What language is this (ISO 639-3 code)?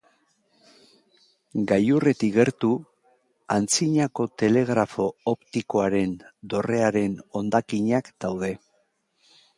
eus